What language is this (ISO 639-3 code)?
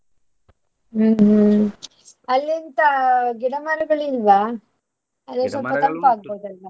kan